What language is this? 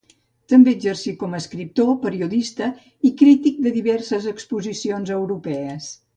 Catalan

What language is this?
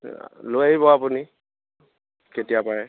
Assamese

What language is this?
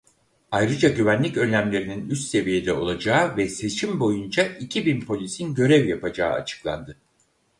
Turkish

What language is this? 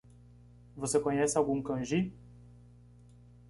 Portuguese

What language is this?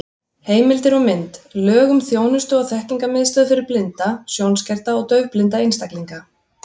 Icelandic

